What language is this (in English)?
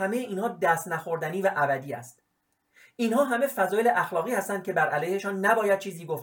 Persian